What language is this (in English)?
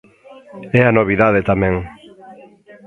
Galician